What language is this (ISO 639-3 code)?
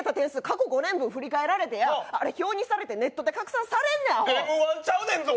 jpn